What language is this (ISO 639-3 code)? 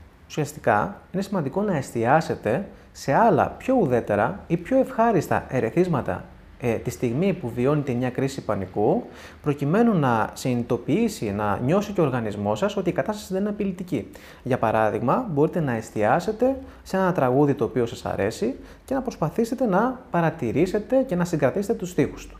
ell